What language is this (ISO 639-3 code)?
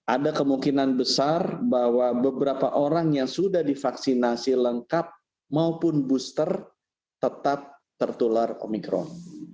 ind